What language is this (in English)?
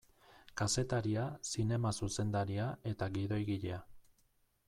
Basque